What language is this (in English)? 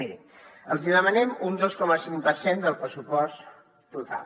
Catalan